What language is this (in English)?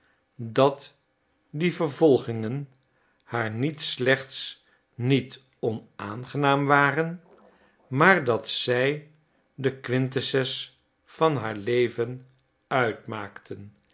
Dutch